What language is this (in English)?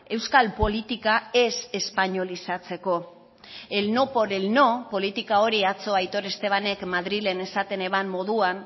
Basque